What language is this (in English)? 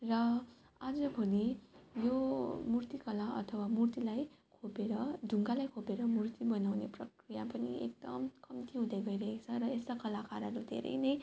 Nepali